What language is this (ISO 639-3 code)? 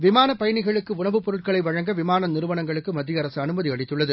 tam